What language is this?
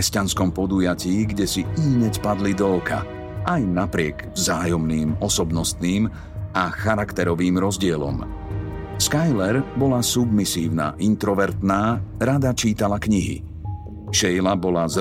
Slovak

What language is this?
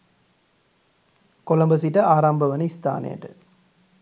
Sinhala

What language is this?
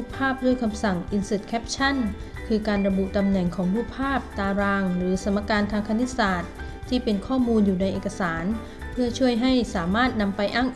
Thai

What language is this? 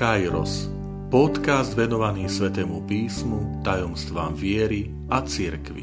Slovak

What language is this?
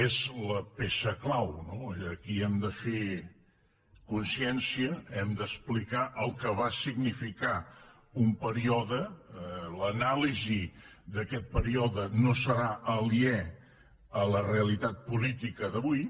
Catalan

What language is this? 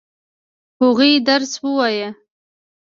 Pashto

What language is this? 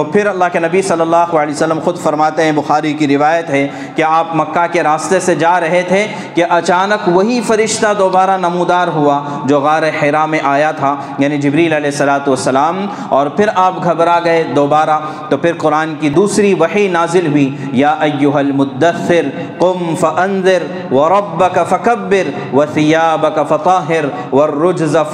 Urdu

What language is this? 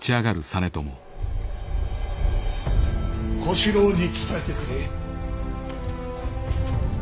Japanese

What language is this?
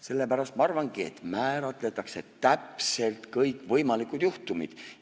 Estonian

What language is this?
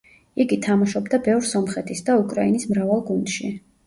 Georgian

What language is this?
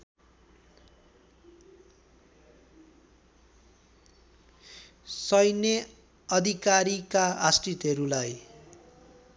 Nepali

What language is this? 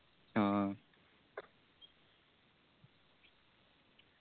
Malayalam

